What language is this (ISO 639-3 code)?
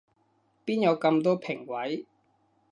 yue